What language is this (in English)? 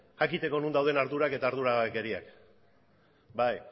Basque